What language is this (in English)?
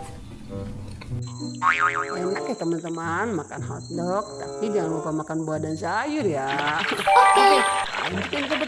Indonesian